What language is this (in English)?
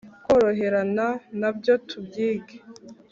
Kinyarwanda